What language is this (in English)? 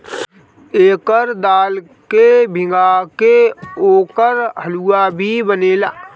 Bhojpuri